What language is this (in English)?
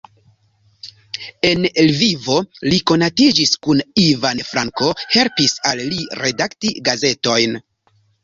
Esperanto